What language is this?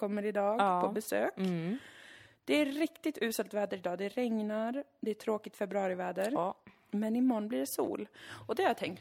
Swedish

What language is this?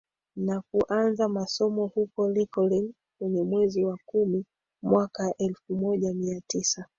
Swahili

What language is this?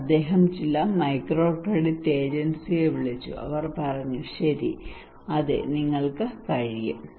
Malayalam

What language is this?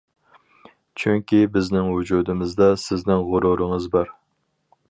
Uyghur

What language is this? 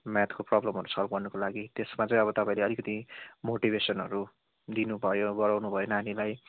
Nepali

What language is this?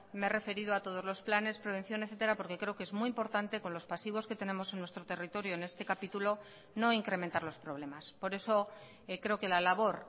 Spanish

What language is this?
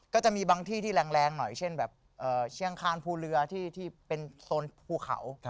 Thai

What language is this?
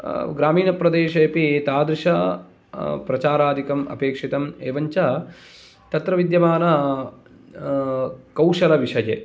Sanskrit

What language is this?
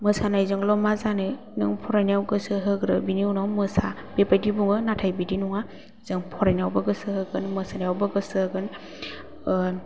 Bodo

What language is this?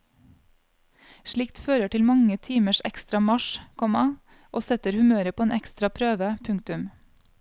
Norwegian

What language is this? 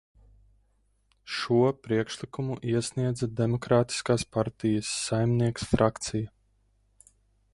Latvian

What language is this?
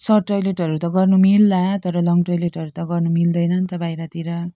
Nepali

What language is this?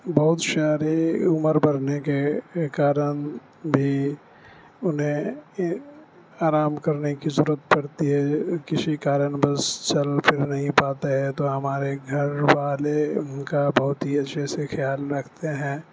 Urdu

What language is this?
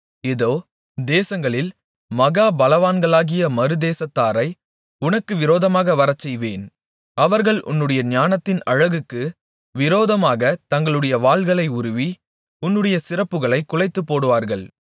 Tamil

